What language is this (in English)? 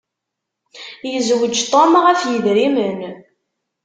Kabyle